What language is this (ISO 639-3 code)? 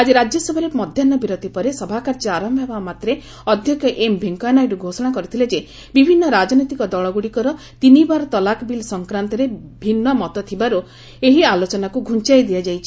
ori